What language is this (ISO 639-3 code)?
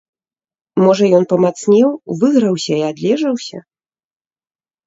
bel